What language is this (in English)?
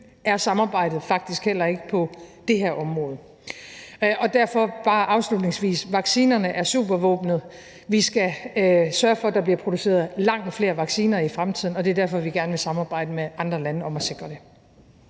Danish